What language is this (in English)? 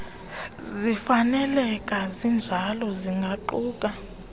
Xhosa